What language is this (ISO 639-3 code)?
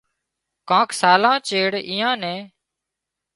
kxp